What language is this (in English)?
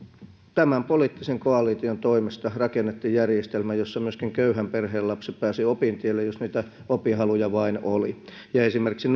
Finnish